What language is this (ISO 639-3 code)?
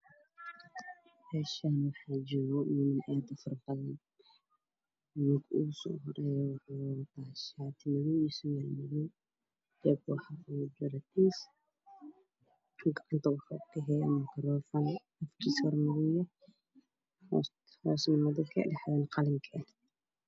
som